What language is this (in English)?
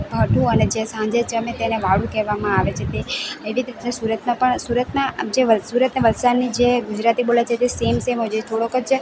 Gujarati